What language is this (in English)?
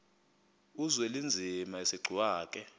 Xhosa